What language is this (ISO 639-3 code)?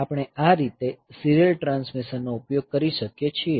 guj